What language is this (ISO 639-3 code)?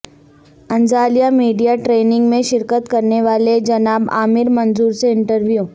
urd